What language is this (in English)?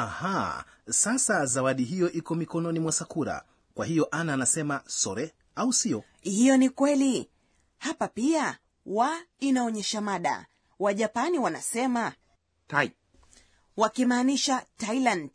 Swahili